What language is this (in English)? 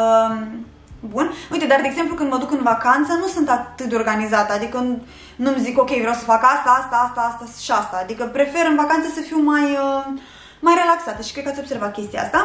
Romanian